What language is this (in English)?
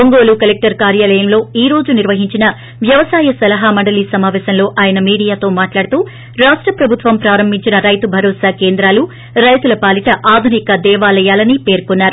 Telugu